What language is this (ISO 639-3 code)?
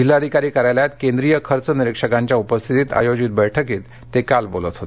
mar